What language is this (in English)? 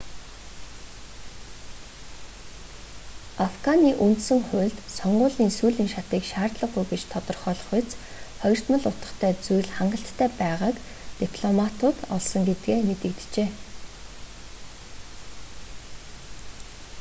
Mongolian